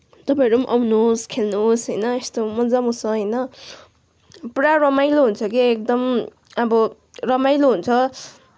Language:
Nepali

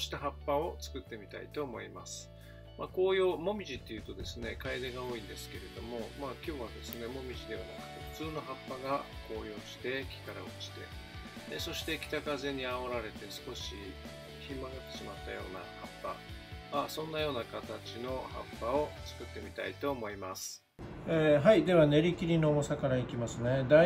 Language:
Japanese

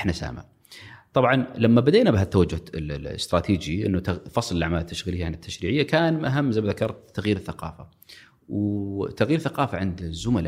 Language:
Arabic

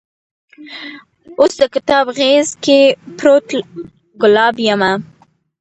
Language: Pashto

